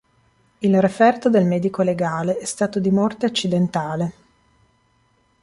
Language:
Italian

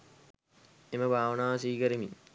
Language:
Sinhala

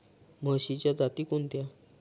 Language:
Marathi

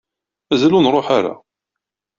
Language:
Kabyle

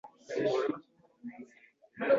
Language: Uzbek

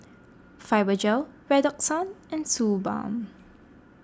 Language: English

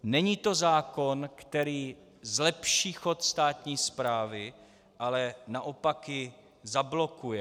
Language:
Czech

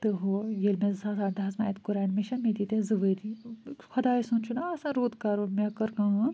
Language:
Kashmiri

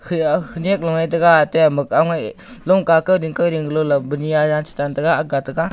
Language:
Wancho Naga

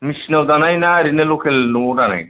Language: Bodo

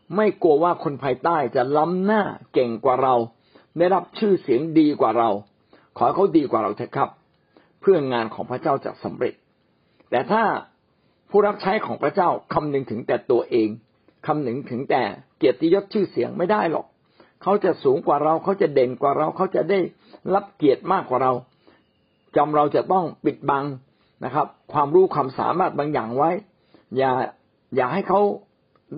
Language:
Thai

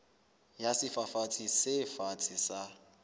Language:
Southern Sotho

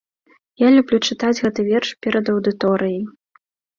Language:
Belarusian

